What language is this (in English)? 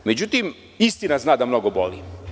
Serbian